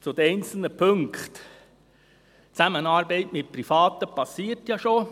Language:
Swiss German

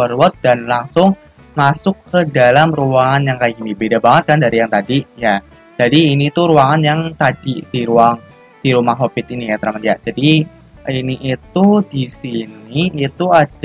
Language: Indonesian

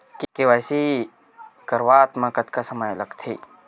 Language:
Chhattisgarhi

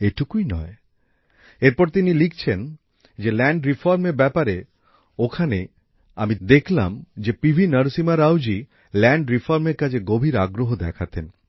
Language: Bangla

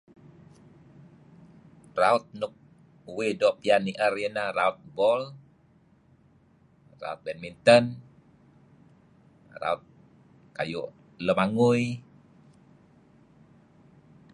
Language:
Kelabit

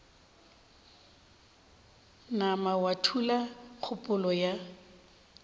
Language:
Northern Sotho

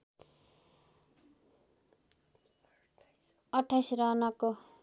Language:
Nepali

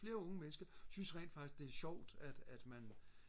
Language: Danish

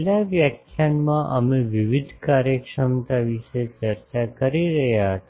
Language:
Gujarati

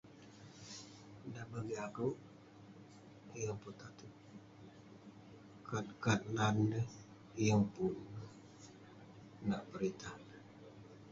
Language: Western Penan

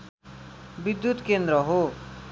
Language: Nepali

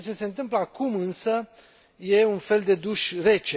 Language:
Romanian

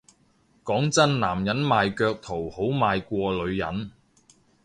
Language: Cantonese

